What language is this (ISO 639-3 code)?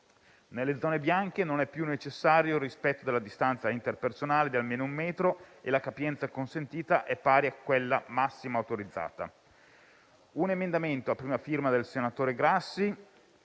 ita